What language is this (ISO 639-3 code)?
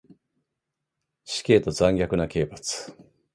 jpn